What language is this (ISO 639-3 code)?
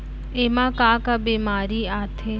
hne